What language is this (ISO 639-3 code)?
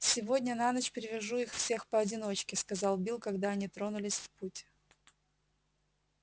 rus